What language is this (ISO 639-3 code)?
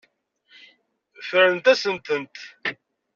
kab